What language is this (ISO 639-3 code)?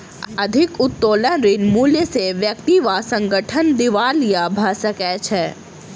mai